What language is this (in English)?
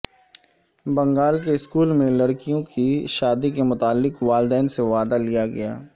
Urdu